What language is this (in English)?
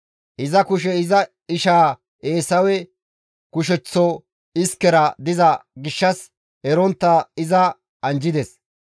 Gamo